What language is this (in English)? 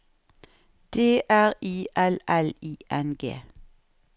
Norwegian